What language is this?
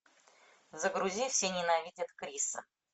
Russian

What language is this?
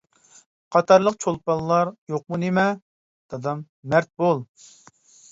Uyghur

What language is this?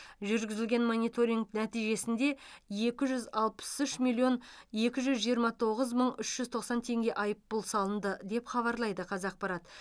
Kazakh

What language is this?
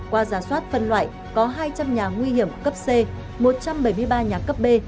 Vietnamese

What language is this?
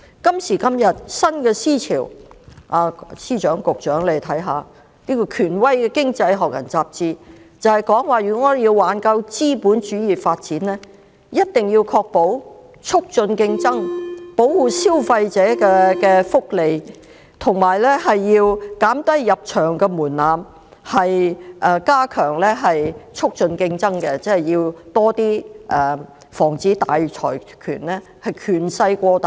Cantonese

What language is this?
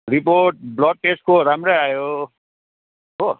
Nepali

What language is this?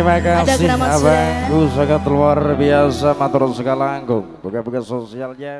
Indonesian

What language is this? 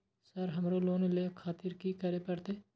Maithili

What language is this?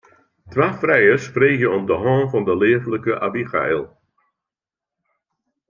Western Frisian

